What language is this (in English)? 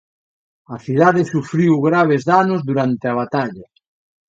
Galician